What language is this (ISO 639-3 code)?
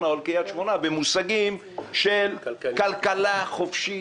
heb